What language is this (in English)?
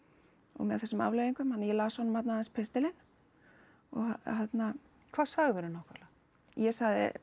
Icelandic